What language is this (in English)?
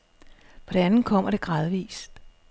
Danish